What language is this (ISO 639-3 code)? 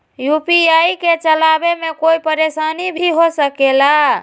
mag